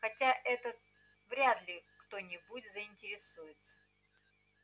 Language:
Russian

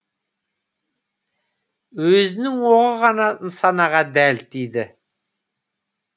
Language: Kazakh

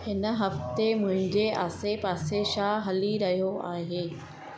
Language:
Sindhi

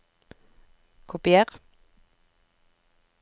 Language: Norwegian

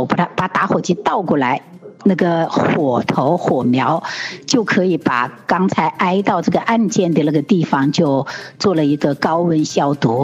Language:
Chinese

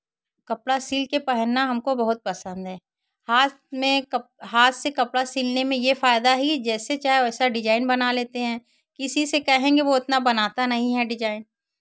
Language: Hindi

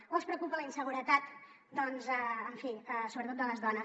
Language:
Catalan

